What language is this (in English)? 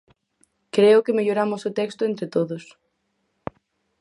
Galician